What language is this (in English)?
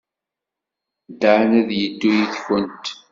Kabyle